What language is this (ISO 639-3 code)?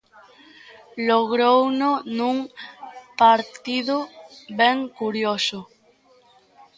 glg